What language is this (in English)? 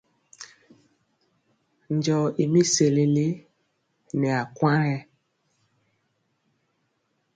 Mpiemo